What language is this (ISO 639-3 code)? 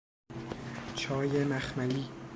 fas